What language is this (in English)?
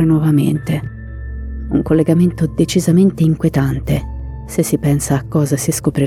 Italian